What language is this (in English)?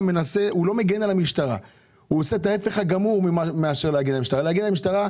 Hebrew